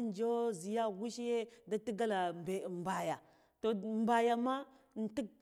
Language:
Guduf-Gava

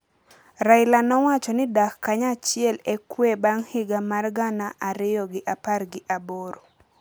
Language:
Luo (Kenya and Tanzania)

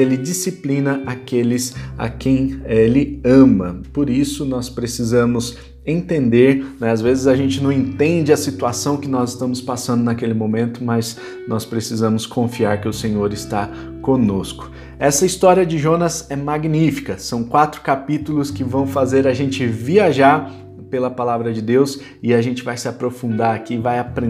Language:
Portuguese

